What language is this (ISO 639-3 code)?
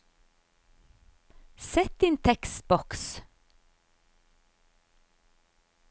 nor